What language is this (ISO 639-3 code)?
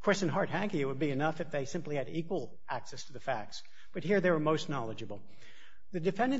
eng